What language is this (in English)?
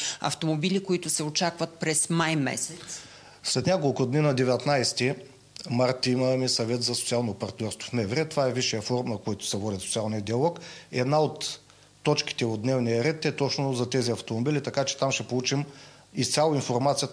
Bulgarian